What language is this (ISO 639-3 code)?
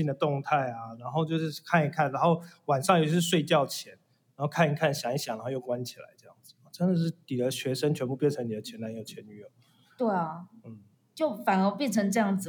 zho